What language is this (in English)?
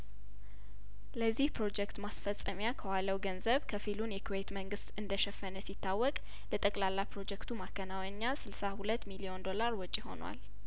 Amharic